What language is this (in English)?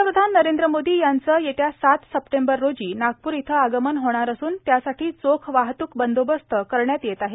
Marathi